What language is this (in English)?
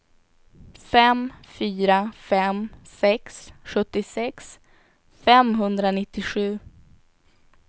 Swedish